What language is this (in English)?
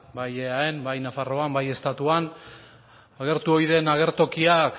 Basque